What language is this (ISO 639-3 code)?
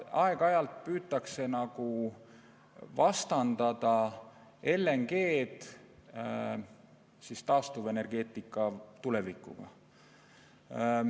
est